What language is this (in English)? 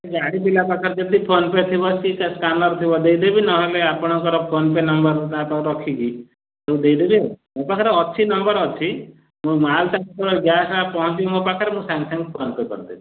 Odia